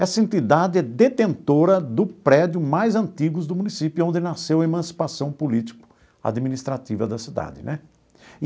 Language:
Portuguese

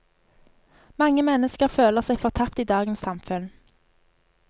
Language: Norwegian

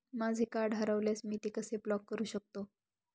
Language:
Marathi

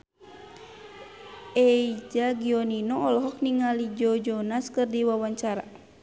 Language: Sundanese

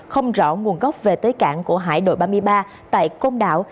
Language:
Vietnamese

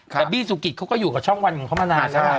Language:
Thai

